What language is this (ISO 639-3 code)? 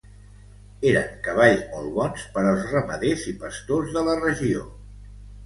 cat